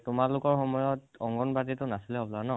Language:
Assamese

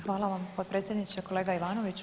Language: Croatian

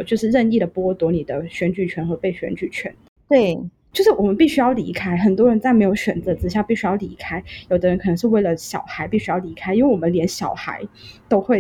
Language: Chinese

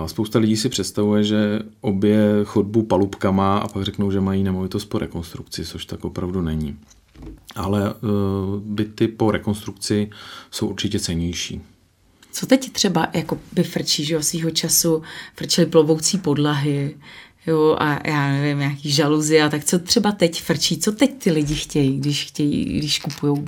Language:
Czech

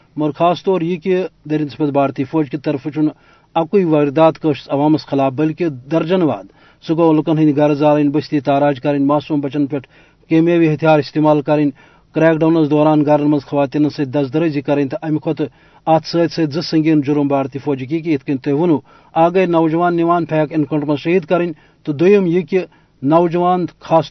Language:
Urdu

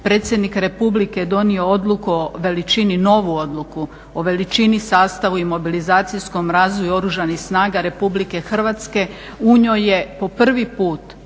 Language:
Croatian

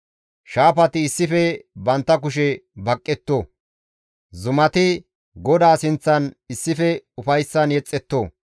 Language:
Gamo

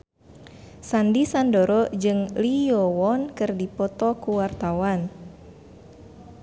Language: Sundanese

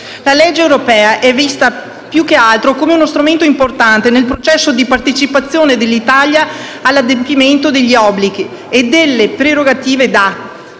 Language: Italian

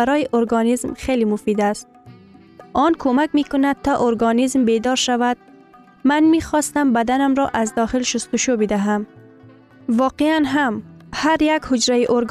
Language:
Persian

